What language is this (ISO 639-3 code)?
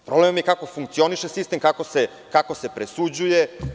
srp